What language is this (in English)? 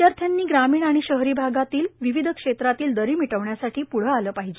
Marathi